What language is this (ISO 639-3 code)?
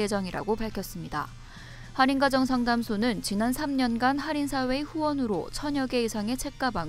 kor